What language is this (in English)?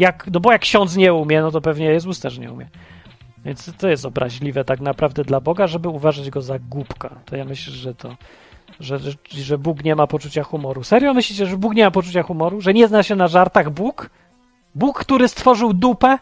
Polish